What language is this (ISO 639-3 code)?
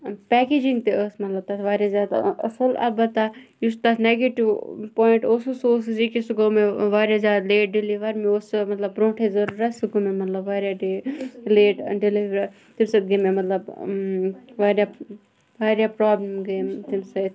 kas